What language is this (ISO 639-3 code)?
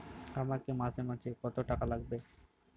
ben